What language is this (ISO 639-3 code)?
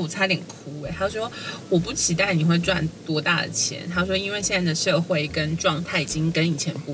zho